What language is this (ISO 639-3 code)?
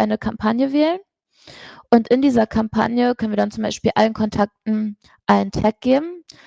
deu